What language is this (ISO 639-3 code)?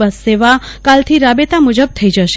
guj